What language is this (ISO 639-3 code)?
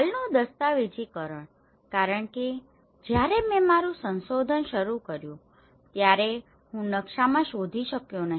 guj